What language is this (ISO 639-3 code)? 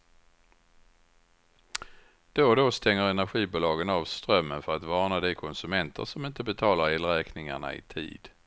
swe